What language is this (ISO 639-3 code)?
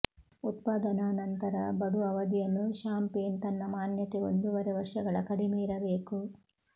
kan